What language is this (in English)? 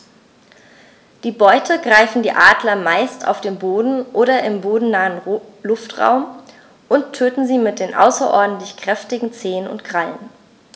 German